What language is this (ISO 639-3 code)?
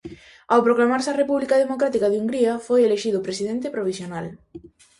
glg